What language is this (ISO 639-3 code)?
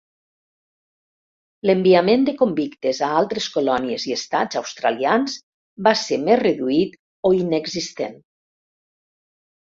cat